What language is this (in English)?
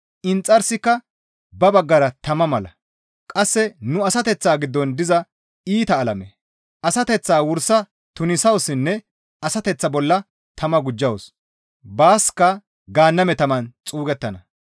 Gamo